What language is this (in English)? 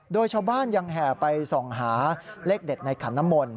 Thai